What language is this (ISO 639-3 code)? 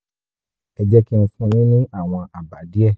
yor